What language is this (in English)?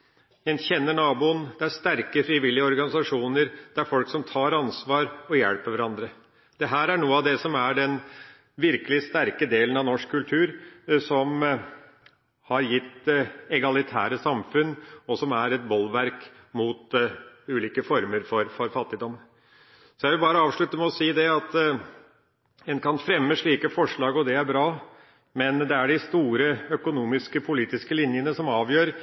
Norwegian Bokmål